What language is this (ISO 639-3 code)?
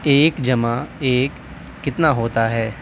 urd